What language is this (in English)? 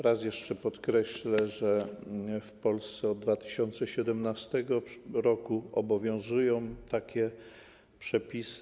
Polish